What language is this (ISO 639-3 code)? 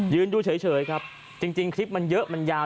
tha